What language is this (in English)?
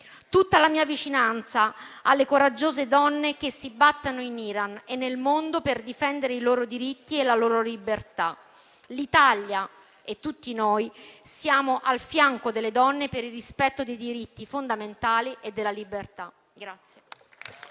Italian